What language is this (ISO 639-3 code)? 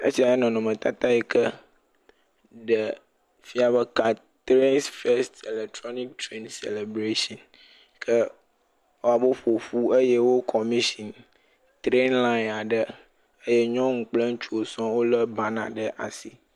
ewe